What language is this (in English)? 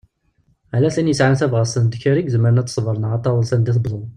Kabyle